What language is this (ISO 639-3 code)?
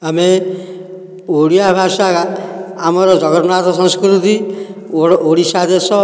ori